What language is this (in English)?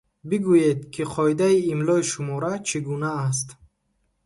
Tajik